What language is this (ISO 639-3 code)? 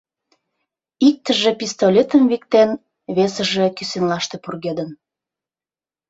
chm